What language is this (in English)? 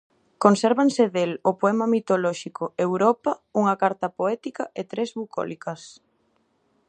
Galician